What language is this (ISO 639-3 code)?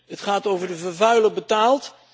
nld